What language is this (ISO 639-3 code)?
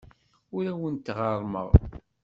kab